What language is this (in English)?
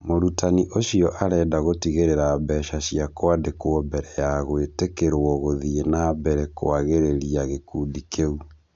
Kikuyu